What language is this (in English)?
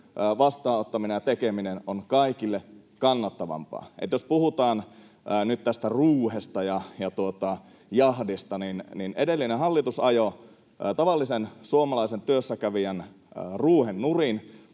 Finnish